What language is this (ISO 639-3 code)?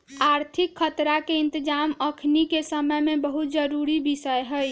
mag